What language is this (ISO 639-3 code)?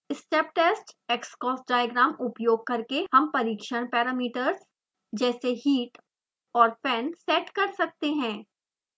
hin